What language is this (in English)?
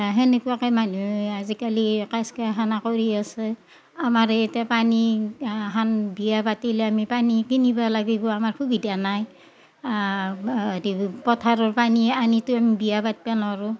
Assamese